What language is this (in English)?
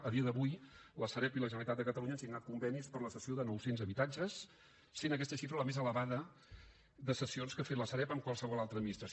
Catalan